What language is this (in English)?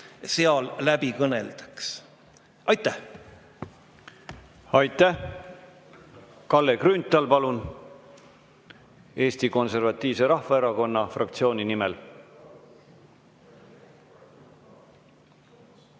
Estonian